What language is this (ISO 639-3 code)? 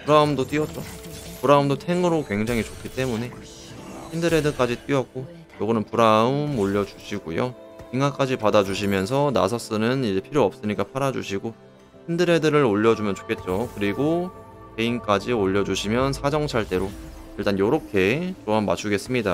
kor